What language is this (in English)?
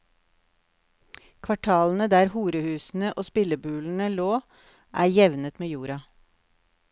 Norwegian